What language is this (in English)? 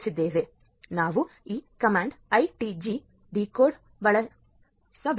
Kannada